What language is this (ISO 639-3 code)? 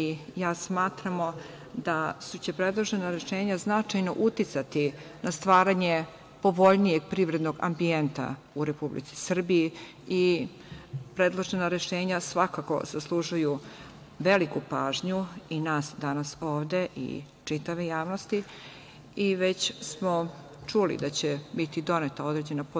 srp